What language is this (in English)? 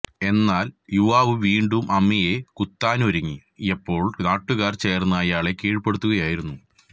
Malayalam